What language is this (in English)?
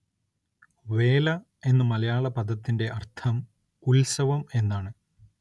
Malayalam